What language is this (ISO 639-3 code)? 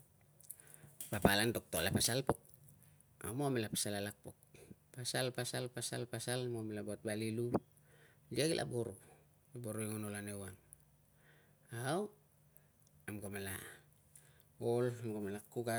lcm